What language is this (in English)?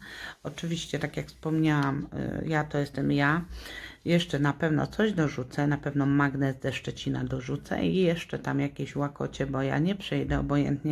Polish